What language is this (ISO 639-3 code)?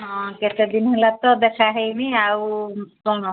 ori